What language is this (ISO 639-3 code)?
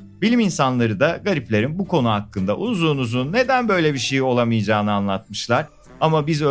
tur